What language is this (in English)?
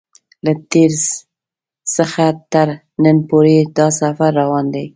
Pashto